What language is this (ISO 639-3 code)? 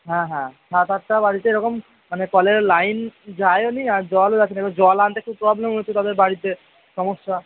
ben